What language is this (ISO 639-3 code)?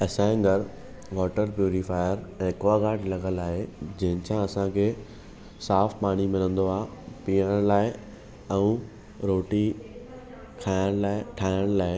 snd